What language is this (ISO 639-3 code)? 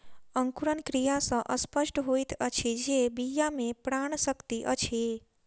mai